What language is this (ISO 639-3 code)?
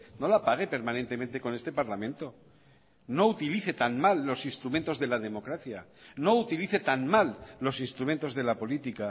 spa